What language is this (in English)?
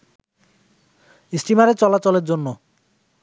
Bangla